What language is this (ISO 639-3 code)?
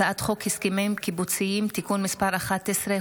heb